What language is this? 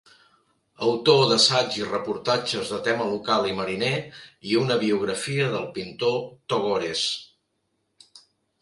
Catalan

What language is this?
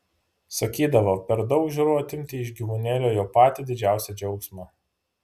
Lithuanian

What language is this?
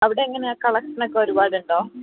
Malayalam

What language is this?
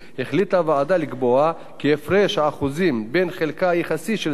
Hebrew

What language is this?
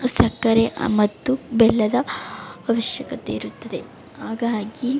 Kannada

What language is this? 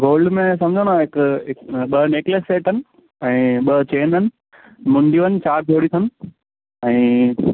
Sindhi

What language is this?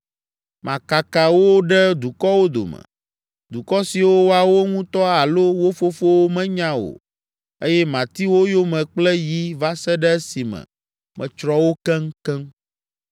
Ewe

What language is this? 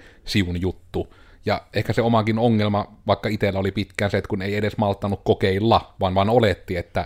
Finnish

